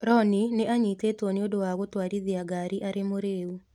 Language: Kikuyu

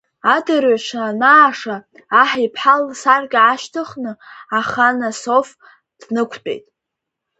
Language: Abkhazian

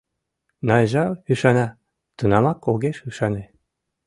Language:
Mari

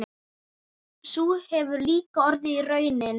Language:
Icelandic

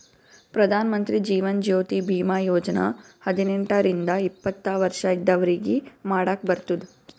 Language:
Kannada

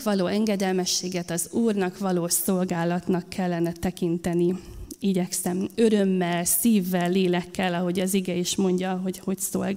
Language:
Hungarian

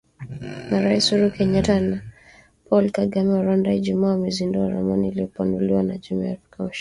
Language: Swahili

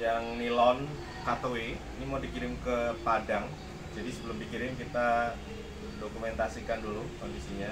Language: Indonesian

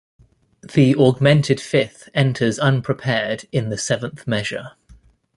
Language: English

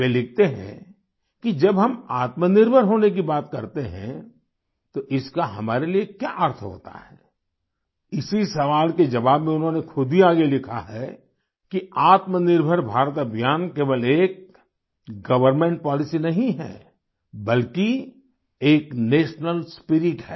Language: Hindi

